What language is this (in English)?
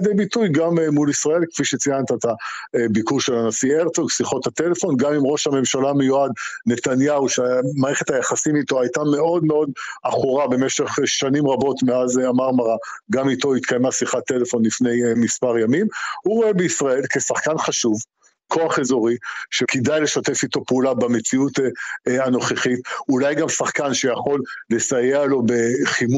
Hebrew